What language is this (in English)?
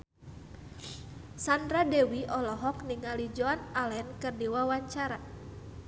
Sundanese